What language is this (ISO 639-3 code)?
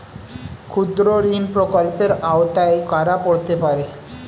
ben